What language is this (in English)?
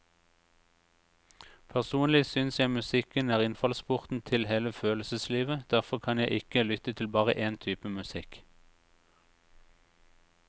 Norwegian